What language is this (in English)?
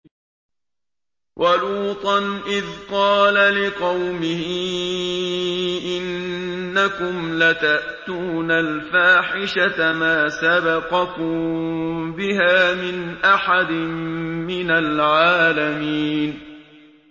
Arabic